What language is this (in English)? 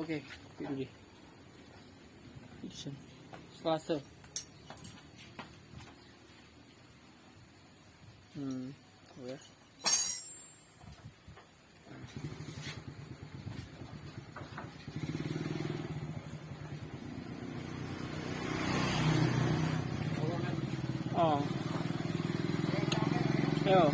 Indonesian